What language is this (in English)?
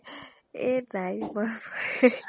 Assamese